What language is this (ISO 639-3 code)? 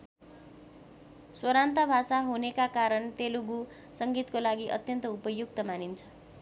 nep